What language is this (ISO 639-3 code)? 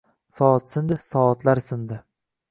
uzb